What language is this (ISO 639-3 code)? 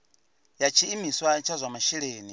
ven